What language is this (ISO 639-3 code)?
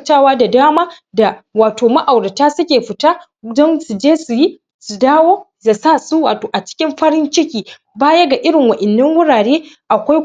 hau